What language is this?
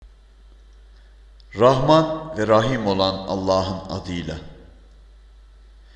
Turkish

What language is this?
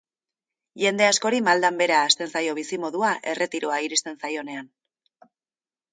Basque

